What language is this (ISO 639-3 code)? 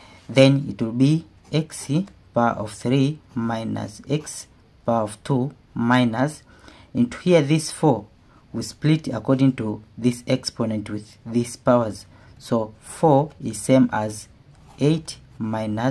eng